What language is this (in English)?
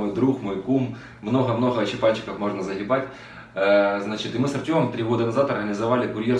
Russian